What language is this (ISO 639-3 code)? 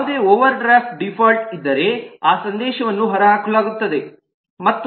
kan